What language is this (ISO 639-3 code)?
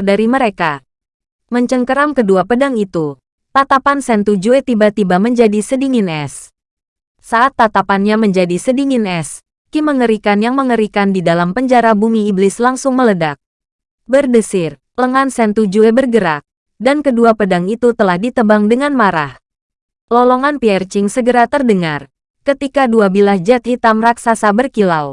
ind